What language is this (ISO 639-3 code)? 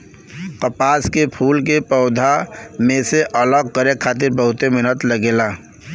bho